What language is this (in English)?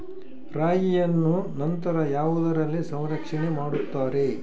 Kannada